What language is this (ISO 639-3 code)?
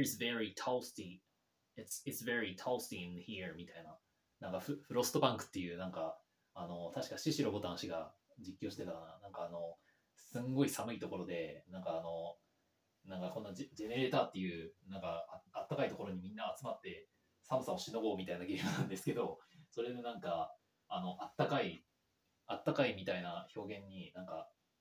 jpn